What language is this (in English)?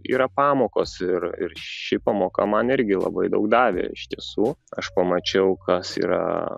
Lithuanian